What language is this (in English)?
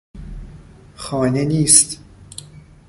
Persian